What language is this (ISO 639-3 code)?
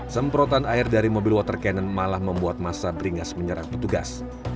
ind